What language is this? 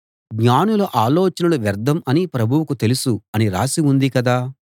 Telugu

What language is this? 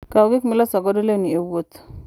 Luo (Kenya and Tanzania)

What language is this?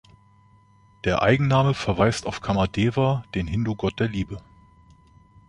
German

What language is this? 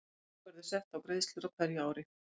Icelandic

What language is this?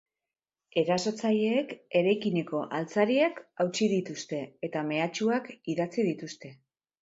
Basque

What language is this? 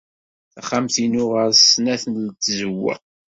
Kabyle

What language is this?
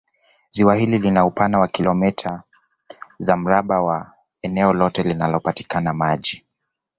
Swahili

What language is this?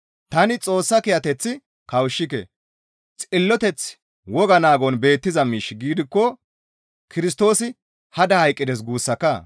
Gamo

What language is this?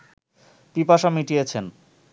Bangla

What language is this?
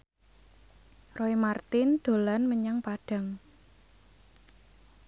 Javanese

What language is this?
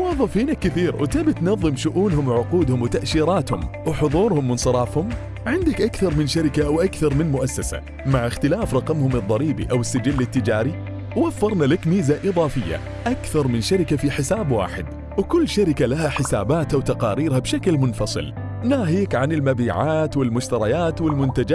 Arabic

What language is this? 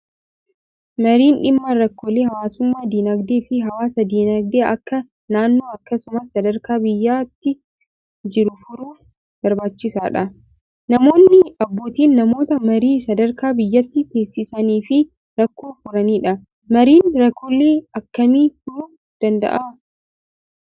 Oromo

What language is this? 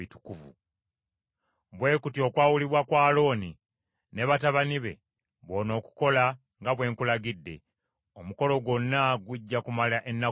Ganda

